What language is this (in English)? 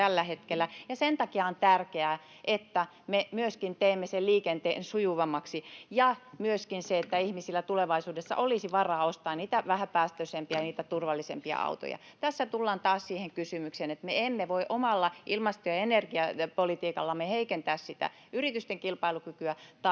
Finnish